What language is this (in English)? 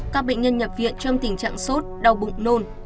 Vietnamese